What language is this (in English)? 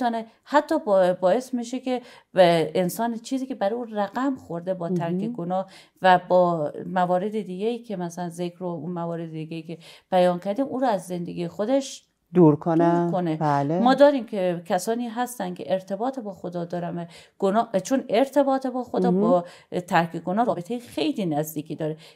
Persian